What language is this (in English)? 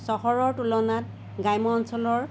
Assamese